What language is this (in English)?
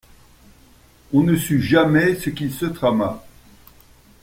French